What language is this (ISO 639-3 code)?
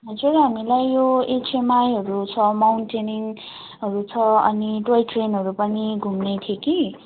nep